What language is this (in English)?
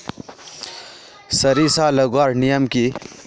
Magahi